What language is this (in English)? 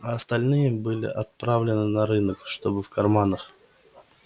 Russian